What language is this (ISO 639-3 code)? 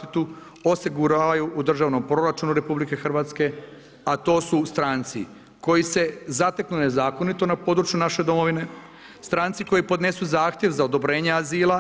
hrv